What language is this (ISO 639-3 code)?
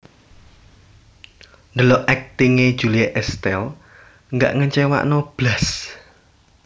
jav